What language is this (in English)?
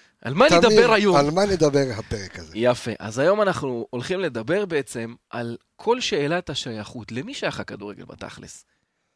Hebrew